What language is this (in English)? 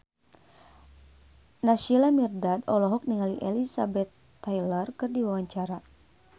Sundanese